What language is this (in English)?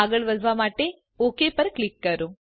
Gujarati